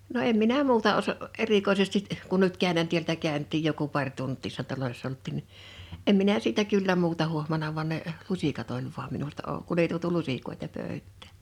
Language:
Finnish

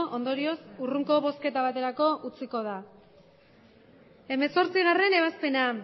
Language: Basque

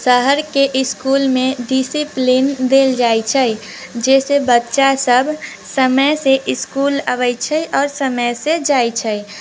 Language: Maithili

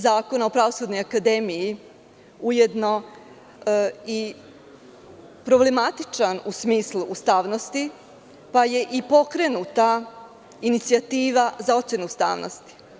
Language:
Serbian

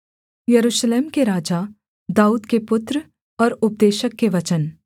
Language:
Hindi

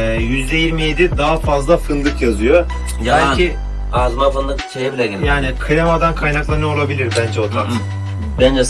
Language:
Turkish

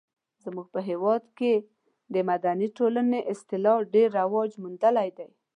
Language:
Pashto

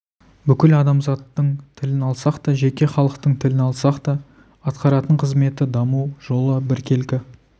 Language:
Kazakh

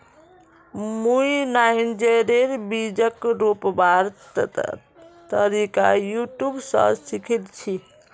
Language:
Magahi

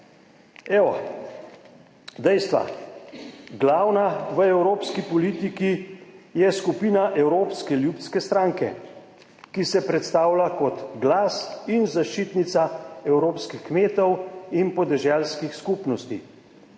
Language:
Slovenian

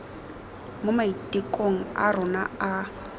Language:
Tswana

